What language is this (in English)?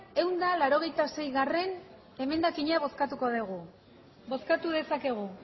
Basque